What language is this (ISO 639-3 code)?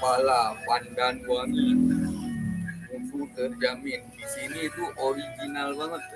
ind